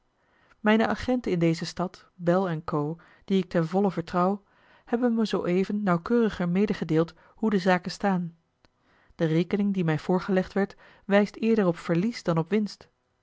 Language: Dutch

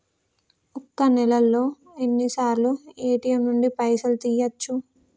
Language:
Telugu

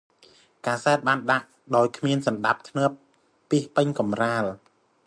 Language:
Khmer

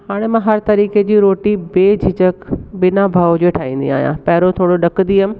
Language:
Sindhi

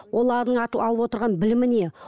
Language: Kazakh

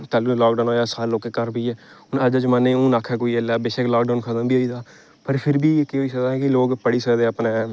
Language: Dogri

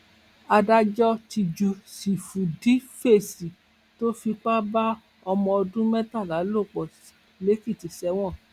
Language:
Yoruba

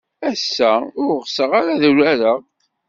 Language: Kabyle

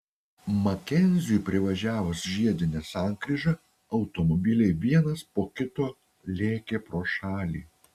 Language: Lithuanian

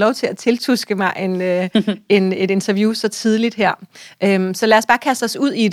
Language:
Danish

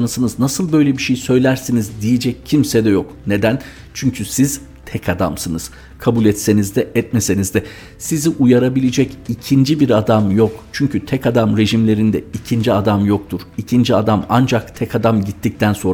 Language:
Turkish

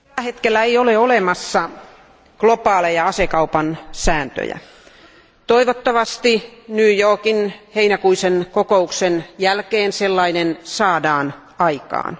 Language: Finnish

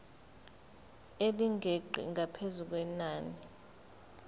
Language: Zulu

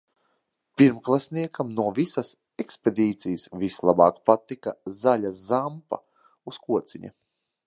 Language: Latvian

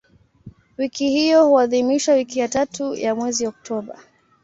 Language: Swahili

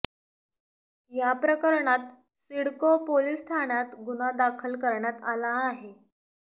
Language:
Marathi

